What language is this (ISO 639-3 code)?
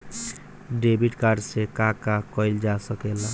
bho